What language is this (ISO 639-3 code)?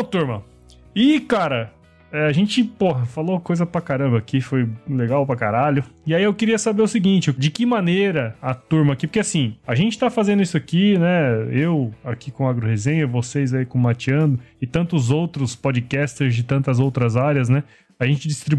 por